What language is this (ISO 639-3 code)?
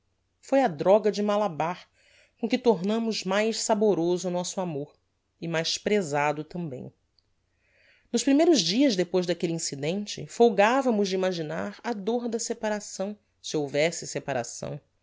por